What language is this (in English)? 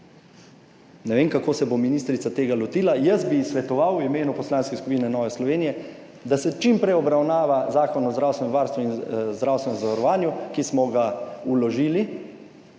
Slovenian